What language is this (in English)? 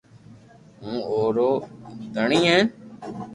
Loarki